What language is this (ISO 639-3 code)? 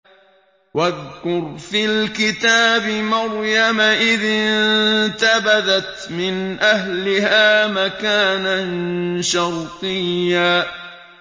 ara